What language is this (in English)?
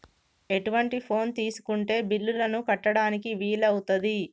Telugu